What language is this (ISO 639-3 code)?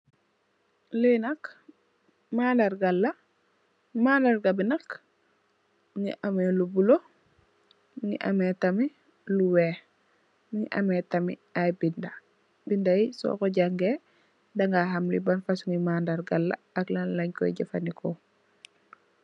wol